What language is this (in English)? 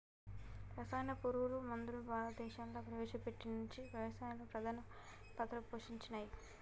Telugu